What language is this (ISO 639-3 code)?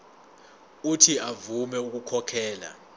zul